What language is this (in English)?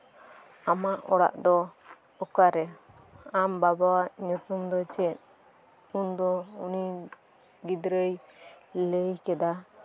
Santali